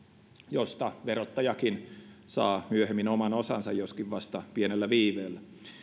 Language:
Finnish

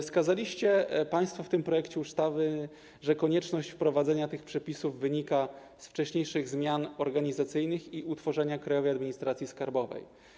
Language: Polish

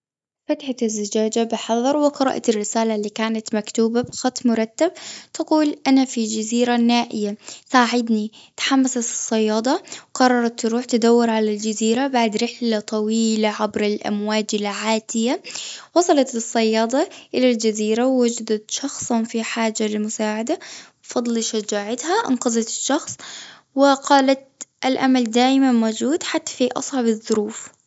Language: Gulf Arabic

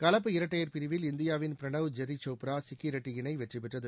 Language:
Tamil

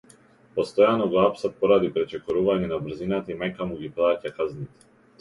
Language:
Macedonian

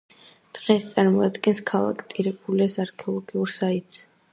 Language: Georgian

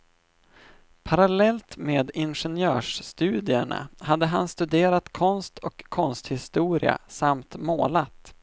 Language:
Swedish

